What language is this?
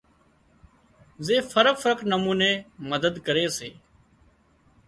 Wadiyara Koli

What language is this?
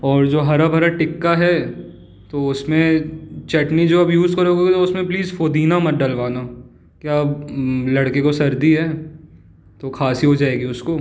Hindi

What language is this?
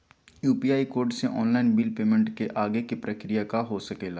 Magahi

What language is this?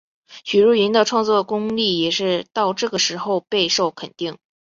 Chinese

